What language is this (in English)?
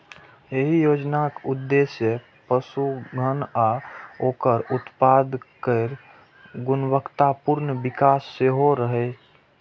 Maithili